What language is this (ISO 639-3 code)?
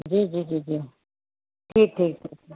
snd